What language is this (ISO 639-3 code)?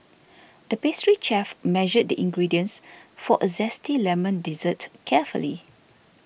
eng